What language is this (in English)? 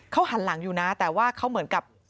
Thai